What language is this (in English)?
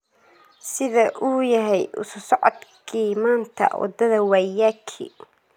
Somali